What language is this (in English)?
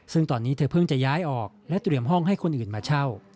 Thai